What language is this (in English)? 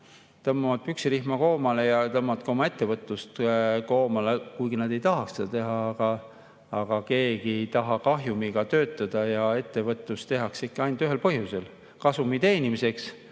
Estonian